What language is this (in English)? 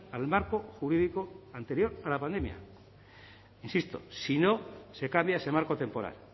Spanish